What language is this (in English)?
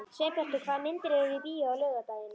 Icelandic